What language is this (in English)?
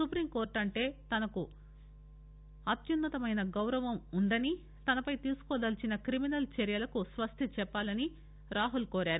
Telugu